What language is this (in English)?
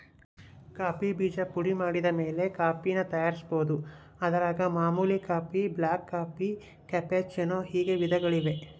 Kannada